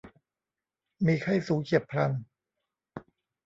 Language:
Thai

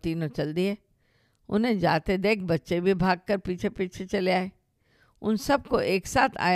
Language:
Hindi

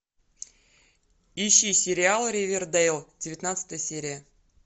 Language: Russian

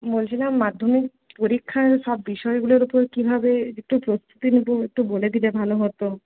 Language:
Bangla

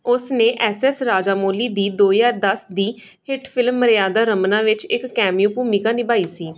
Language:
Punjabi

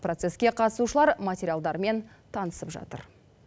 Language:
Kazakh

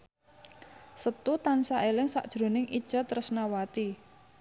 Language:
Javanese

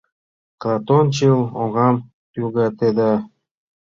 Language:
Mari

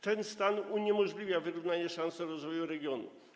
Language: Polish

